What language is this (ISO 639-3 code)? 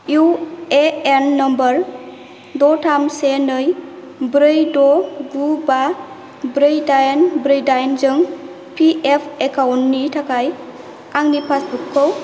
brx